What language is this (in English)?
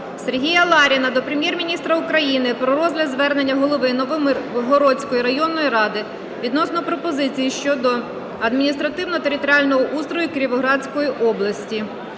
Ukrainian